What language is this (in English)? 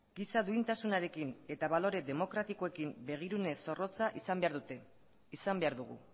Basque